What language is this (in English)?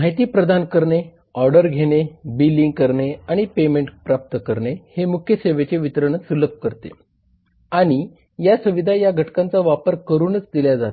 Marathi